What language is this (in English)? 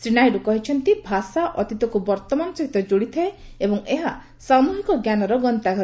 Odia